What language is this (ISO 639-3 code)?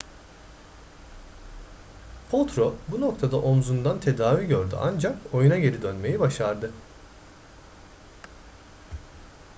tur